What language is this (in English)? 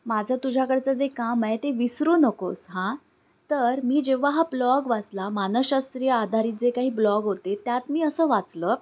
Marathi